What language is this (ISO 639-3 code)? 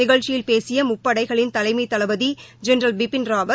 tam